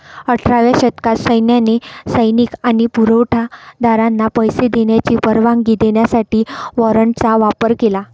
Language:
Marathi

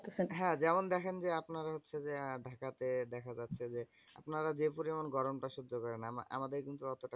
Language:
Bangla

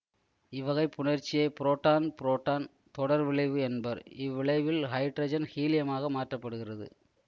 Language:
Tamil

